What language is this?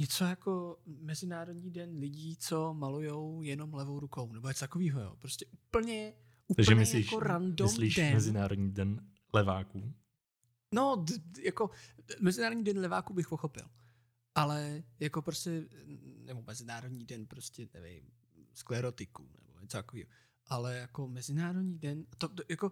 Czech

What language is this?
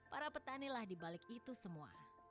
Indonesian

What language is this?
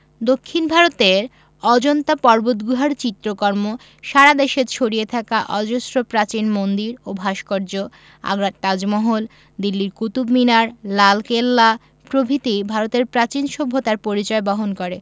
Bangla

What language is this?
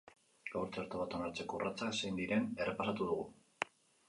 Basque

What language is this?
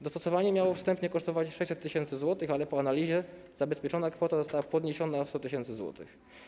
Polish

